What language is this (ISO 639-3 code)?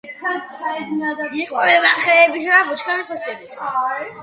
kat